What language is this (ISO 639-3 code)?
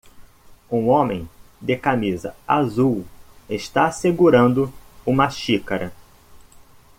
por